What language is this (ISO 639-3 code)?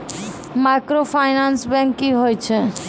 mai